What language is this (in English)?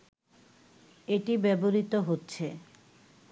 Bangla